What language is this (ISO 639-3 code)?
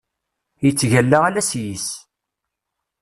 kab